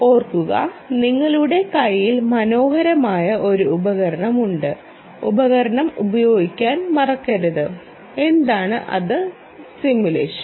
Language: Malayalam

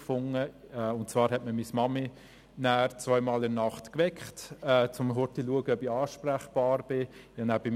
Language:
Swiss German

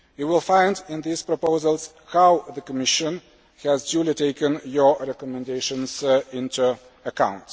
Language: English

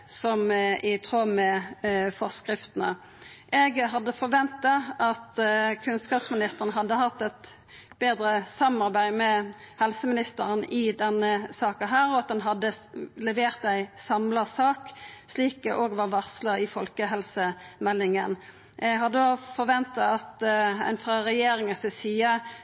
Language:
Norwegian Nynorsk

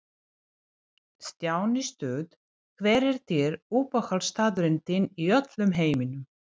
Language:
Icelandic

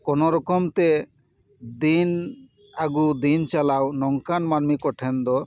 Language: Santali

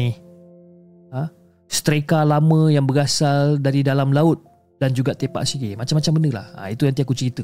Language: Malay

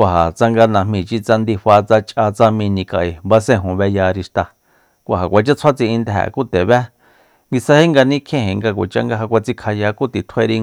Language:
Soyaltepec Mazatec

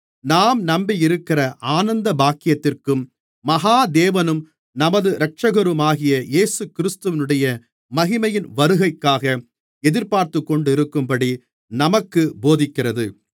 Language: Tamil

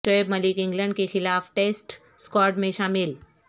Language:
Urdu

